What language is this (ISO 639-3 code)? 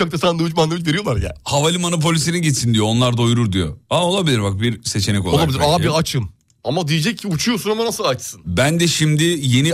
tur